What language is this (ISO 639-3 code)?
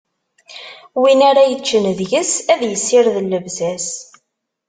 kab